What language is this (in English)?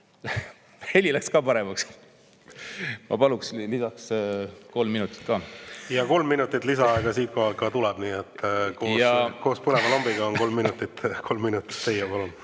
Estonian